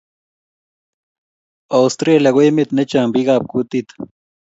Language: Kalenjin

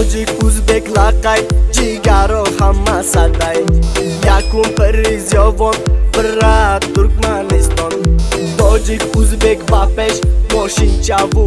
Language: Turkish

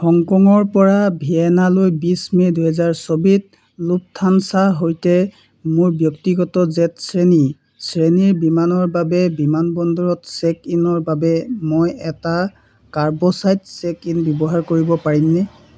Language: Assamese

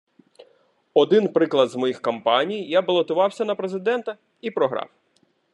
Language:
Ukrainian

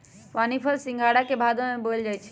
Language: Magahi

